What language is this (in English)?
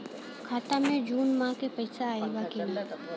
Bhojpuri